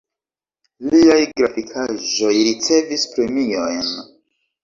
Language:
Esperanto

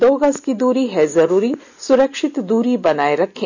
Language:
Hindi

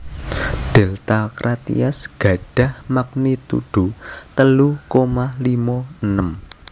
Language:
Javanese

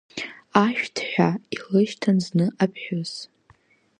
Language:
Abkhazian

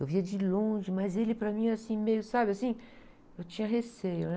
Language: Portuguese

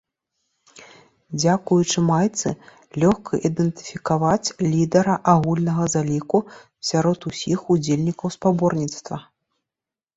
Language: Belarusian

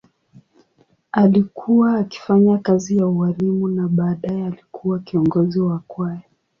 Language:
Swahili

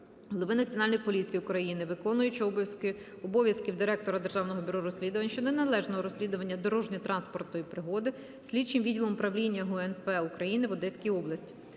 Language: Ukrainian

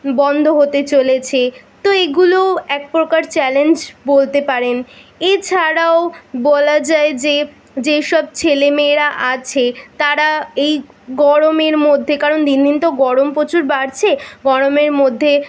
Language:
Bangla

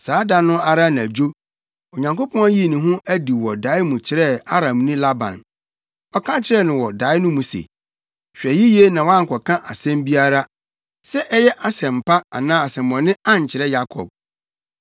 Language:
Akan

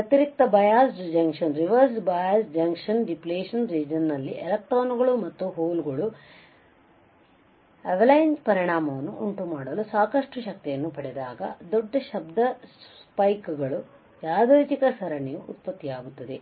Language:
Kannada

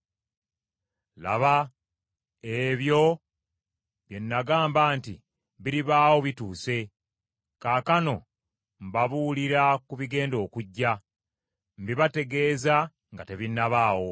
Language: Ganda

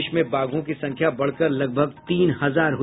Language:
Hindi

